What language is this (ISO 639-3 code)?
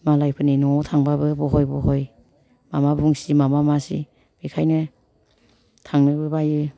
brx